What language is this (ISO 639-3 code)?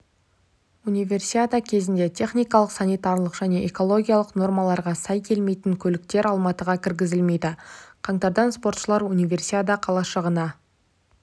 kaz